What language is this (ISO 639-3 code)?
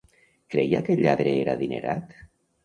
cat